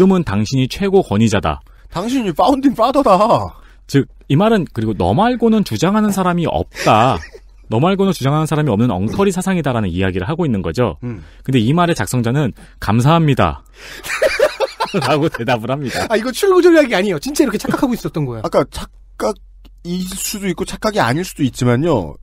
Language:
Korean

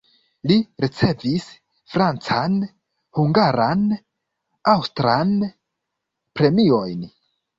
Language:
Esperanto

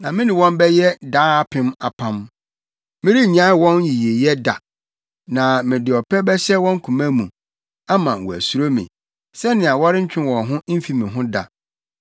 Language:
Akan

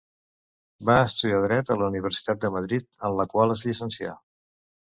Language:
Catalan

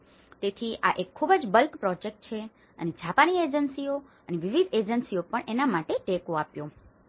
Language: Gujarati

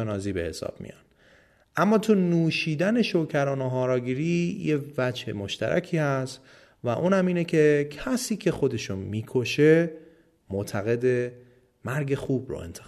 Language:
Persian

